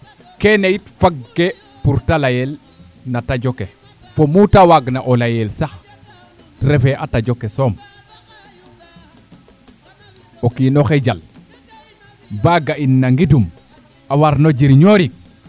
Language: Serer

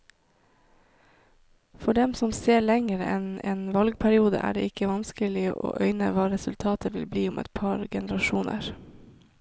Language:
Norwegian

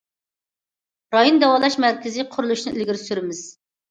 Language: Uyghur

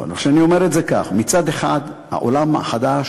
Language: Hebrew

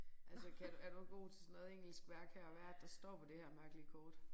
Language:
Danish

